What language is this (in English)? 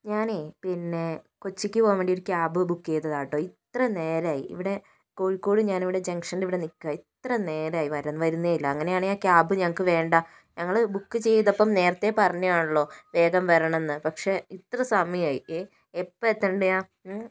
Malayalam